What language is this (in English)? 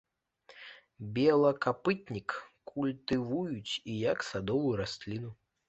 Belarusian